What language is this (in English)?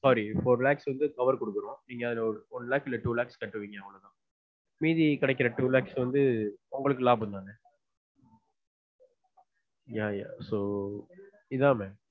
Tamil